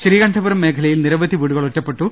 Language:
Malayalam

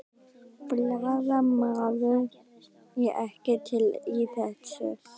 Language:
Icelandic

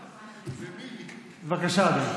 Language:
Hebrew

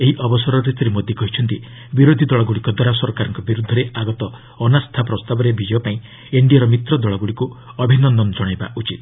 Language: Odia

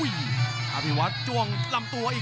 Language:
Thai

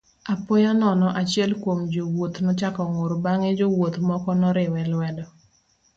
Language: Luo (Kenya and Tanzania)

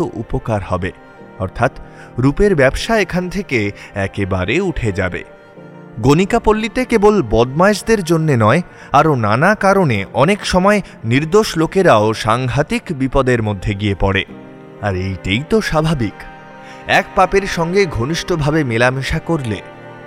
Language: Bangla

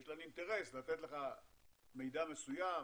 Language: Hebrew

